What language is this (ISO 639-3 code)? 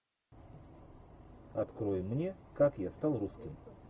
rus